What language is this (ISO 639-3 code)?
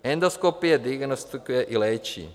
ces